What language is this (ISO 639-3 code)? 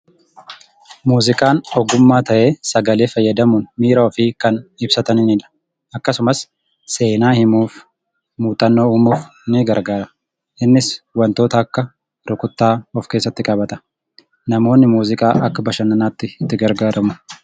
orm